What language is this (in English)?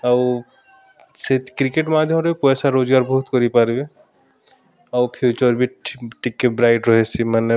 Odia